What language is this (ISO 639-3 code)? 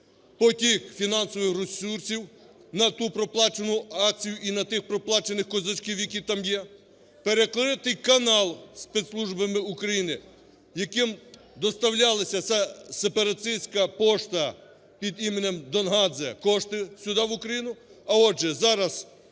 ukr